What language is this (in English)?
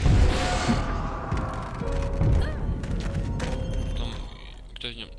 Polish